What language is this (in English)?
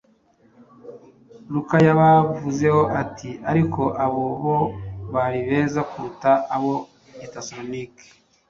Kinyarwanda